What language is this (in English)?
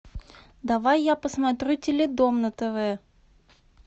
Russian